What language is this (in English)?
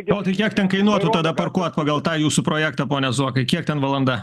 Lithuanian